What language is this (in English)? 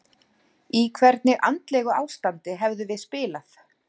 Icelandic